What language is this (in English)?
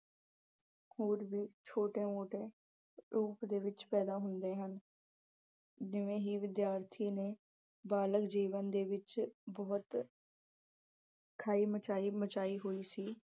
Punjabi